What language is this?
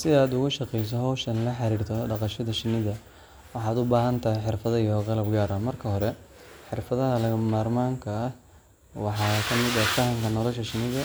Somali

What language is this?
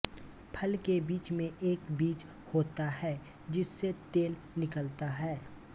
Hindi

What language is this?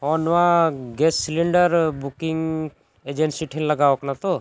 Santali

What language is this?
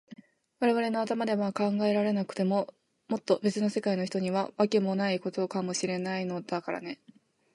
Japanese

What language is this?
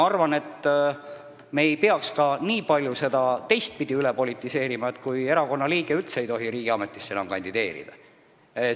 Estonian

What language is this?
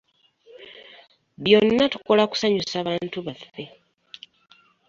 Ganda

